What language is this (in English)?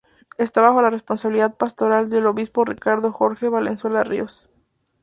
Spanish